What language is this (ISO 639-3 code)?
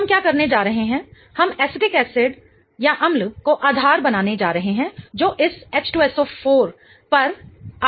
hin